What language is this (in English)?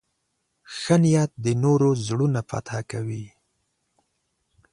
Pashto